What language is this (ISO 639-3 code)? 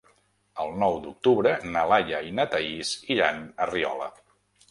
cat